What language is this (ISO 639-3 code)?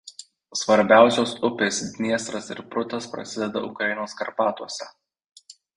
lit